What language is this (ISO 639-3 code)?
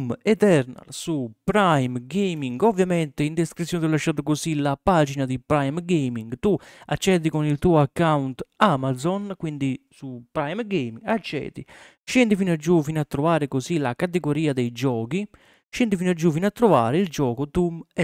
ita